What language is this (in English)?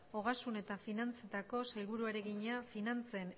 Basque